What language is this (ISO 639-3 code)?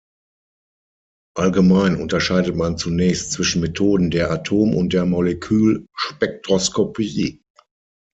deu